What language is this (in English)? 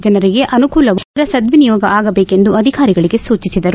Kannada